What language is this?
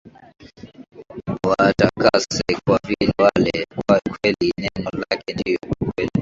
Swahili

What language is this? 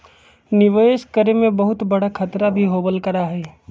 Magahi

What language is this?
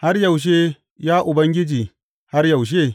Hausa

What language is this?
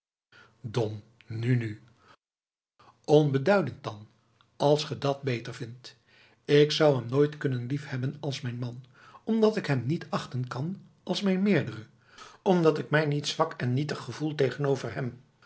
Dutch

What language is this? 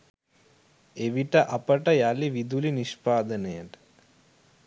Sinhala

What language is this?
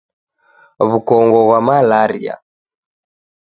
Taita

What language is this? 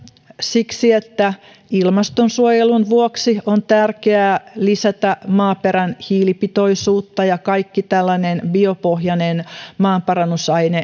Finnish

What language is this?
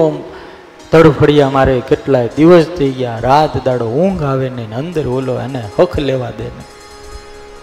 Gujarati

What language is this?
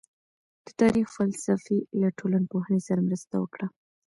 Pashto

